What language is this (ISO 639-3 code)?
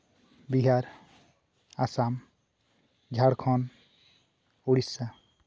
sat